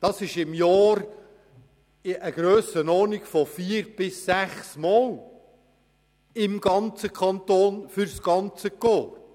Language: Swiss German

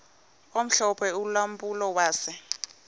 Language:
Xhosa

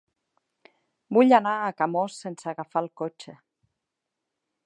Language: Catalan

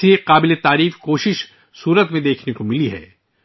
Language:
Urdu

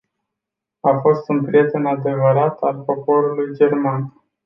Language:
Romanian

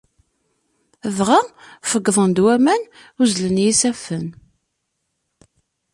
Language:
Kabyle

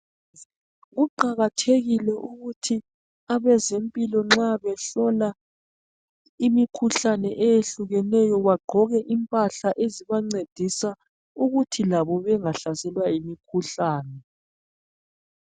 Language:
North Ndebele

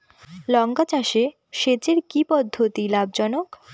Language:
Bangla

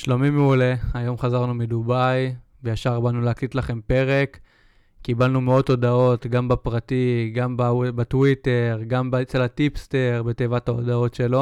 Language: Hebrew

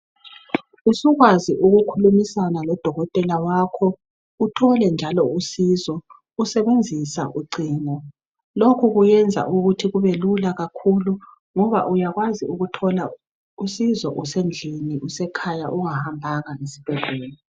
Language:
North Ndebele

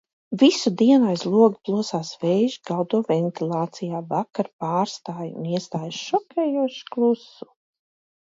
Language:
Latvian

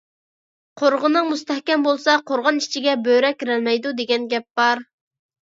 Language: Uyghur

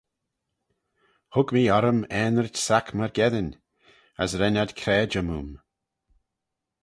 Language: Manx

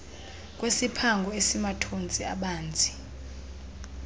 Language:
Xhosa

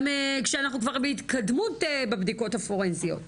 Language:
Hebrew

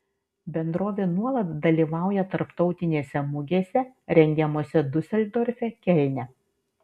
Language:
Lithuanian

